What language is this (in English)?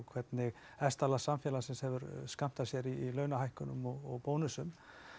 Icelandic